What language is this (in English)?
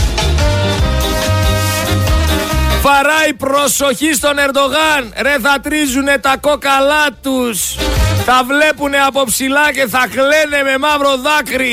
Greek